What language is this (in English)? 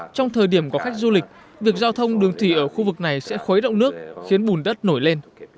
Vietnamese